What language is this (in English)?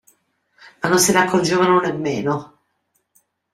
Italian